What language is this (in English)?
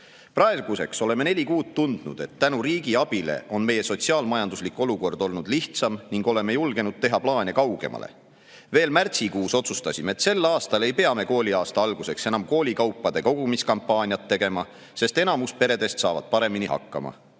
Estonian